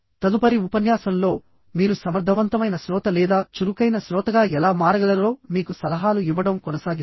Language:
Telugu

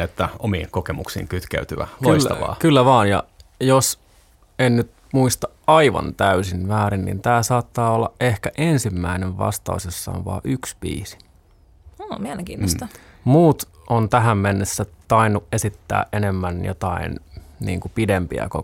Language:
Finnish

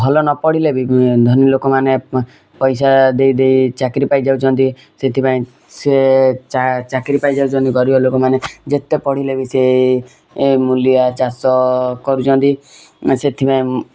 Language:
Odia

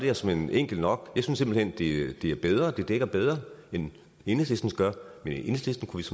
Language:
Danish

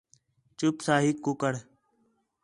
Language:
Khetrani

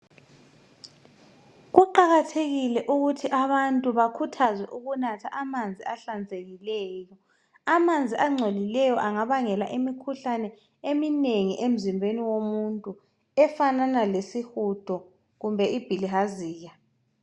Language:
North Ndebele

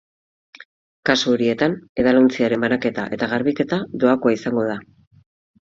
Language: Basque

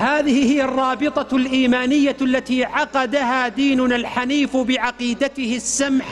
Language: Arabic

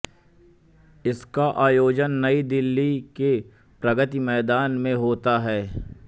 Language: Hindi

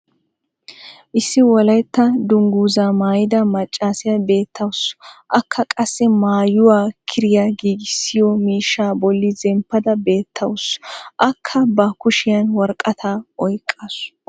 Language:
Wolaytta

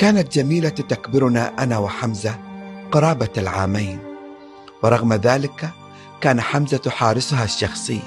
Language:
Arabic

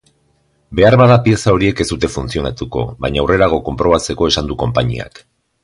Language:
Basque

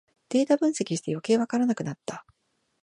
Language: Japanese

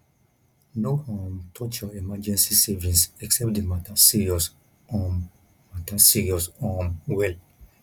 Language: Nigerian Pidgin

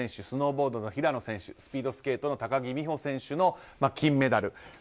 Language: Japanese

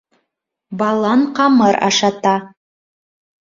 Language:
Bashkir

